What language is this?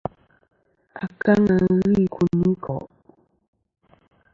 Kom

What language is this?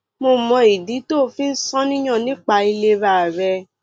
Yoruba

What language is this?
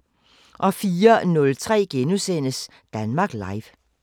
Danish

